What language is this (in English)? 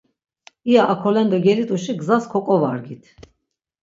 Laz